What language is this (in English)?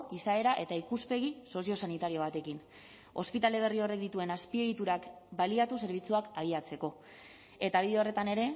Basque